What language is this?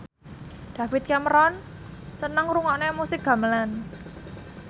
Javanese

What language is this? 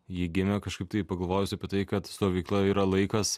Lithuanian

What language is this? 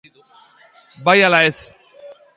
Basque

